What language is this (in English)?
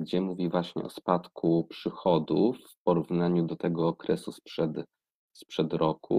Polish